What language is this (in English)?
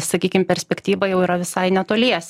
Lithuanian